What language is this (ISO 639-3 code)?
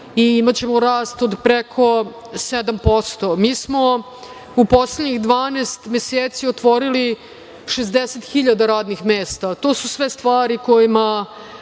srp